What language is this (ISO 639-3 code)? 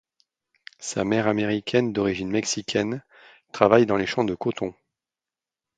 fra